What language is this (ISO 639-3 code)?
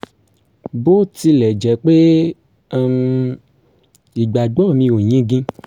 yor